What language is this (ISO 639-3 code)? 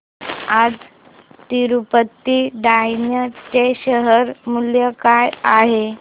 mar